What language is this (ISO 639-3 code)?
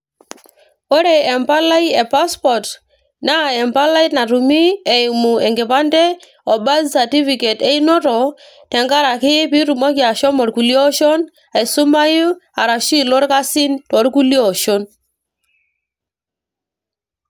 mas